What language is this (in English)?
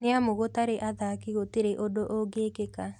Kikuyu